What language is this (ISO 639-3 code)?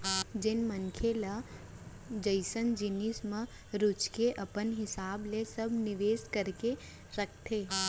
hne